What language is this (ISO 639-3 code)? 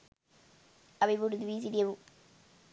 sin